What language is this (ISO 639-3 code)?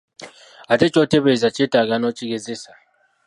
lug